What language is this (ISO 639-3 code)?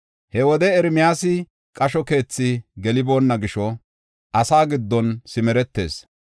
gof